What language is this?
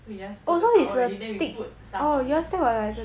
English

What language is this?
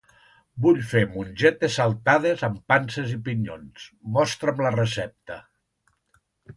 Catalan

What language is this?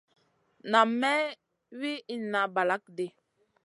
Masana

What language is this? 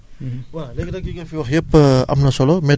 Wolof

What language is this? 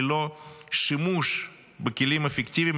Hebrew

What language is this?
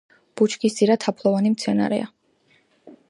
Georgian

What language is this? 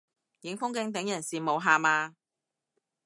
Cantonese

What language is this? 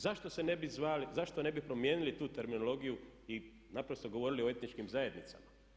Croatian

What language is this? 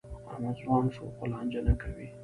Pashto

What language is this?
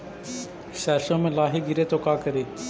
Magahi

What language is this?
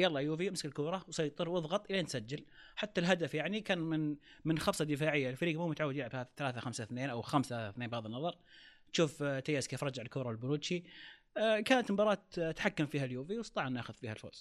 Arabic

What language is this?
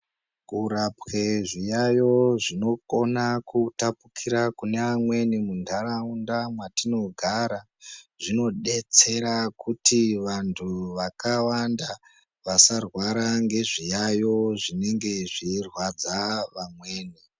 Ndau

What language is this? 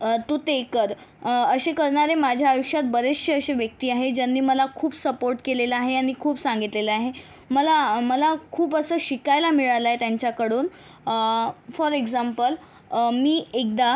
Marathi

